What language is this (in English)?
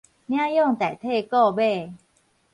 Min Nan Chinese